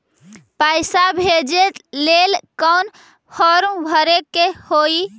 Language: Magahi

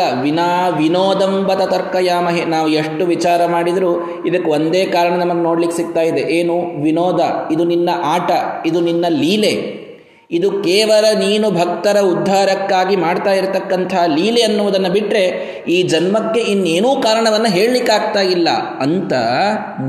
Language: Kannada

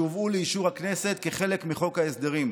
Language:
Hebrew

